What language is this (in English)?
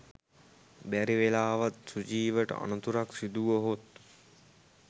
Sinhala